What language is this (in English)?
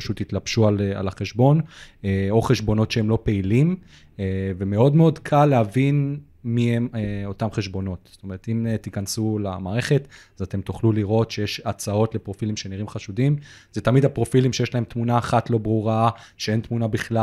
Hebrew